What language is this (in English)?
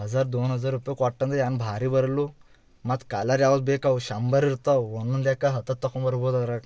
Kannada